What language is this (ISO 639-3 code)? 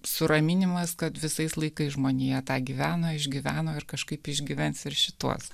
lit